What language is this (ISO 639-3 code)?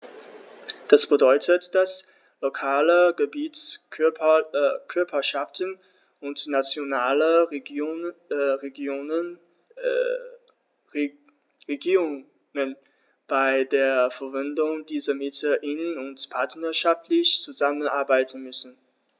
deu